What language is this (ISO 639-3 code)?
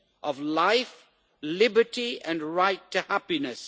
eng